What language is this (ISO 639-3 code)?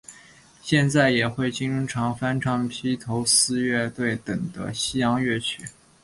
zho